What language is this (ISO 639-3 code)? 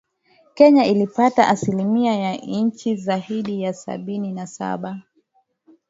swa